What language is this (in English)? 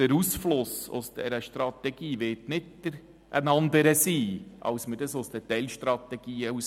Swiss German